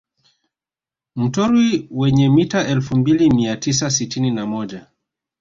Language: Swahili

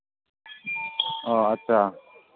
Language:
Manipuri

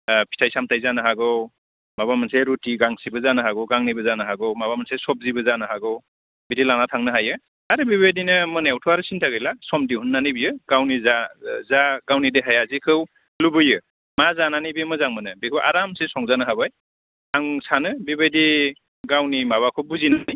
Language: Bodo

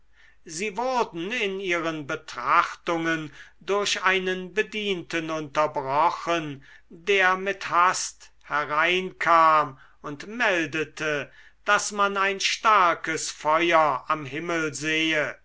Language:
German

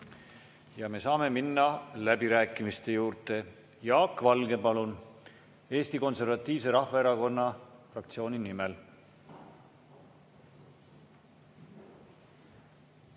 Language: Estonian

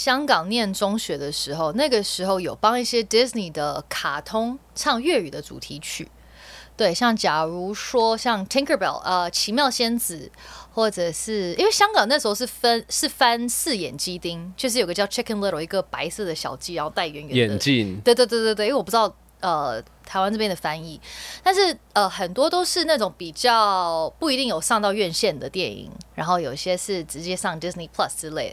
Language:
Chinese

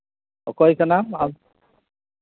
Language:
Santali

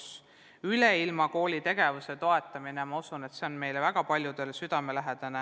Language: Estonian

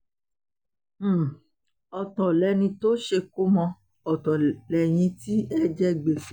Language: Yoruba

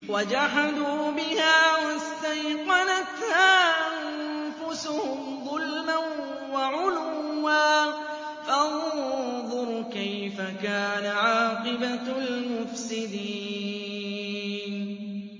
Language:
Arabic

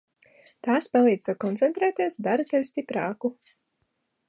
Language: Latvian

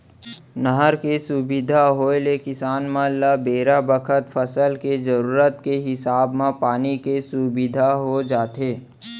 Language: Chhattisgarhi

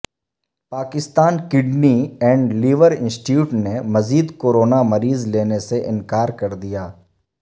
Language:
Urdu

